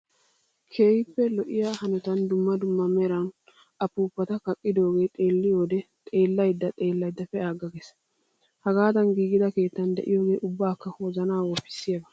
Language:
Wolaytta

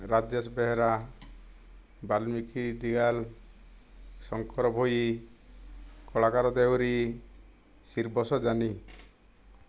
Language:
Odia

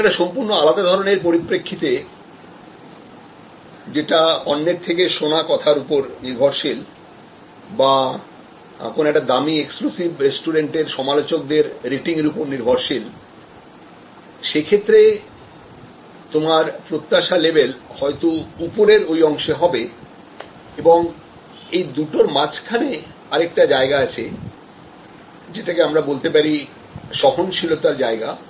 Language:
Bangla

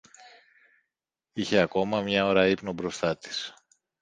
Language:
Greek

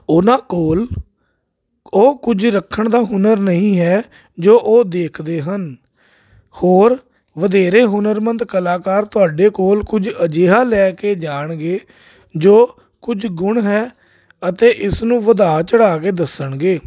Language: Punjabi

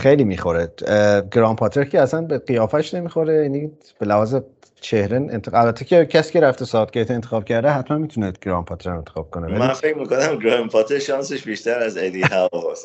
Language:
Persian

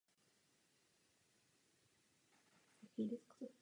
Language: Czech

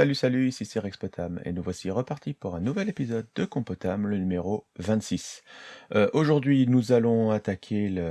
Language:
French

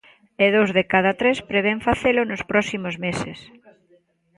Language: Galician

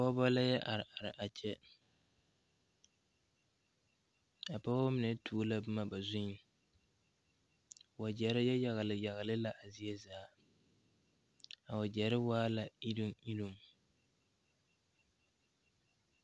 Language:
Southern Dagaare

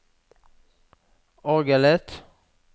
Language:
Norwegian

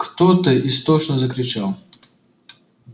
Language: Russian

